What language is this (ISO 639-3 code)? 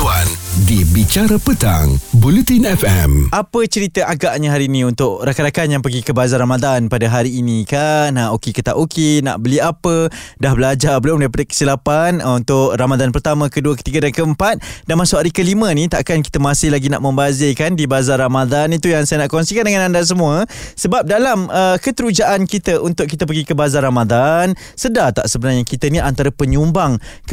msa